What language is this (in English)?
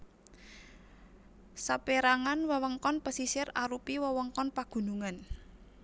Javanese